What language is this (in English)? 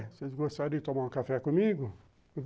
Portuguese